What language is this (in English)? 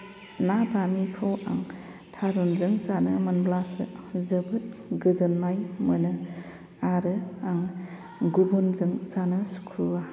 Bodo